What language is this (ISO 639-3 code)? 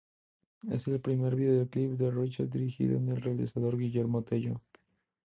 spa